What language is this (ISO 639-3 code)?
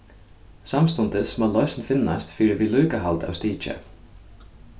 fao